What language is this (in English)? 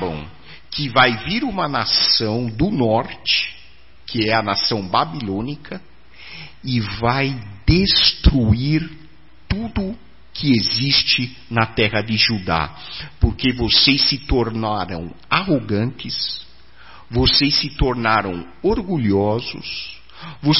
Portuguese